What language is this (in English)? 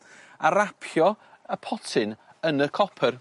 Welsh